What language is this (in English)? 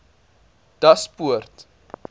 Afrikaans